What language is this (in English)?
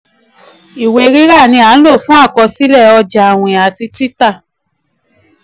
Yoruba